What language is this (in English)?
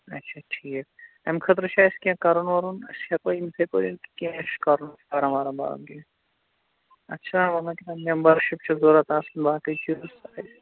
Kashmiri